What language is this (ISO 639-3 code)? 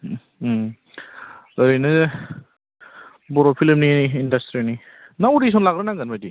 brx